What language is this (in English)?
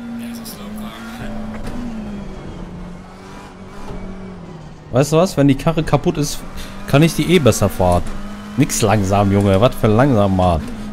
German